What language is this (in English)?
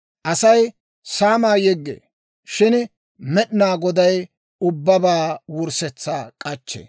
Dawro